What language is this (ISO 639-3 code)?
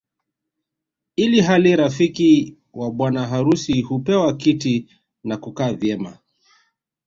swa